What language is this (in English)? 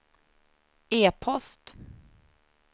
Swedish